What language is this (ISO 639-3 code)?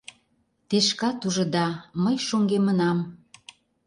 chm